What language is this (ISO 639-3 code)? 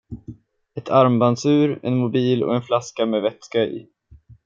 swe